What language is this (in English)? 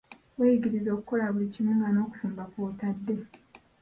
Ganda